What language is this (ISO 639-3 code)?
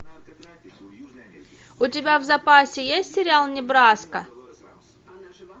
rus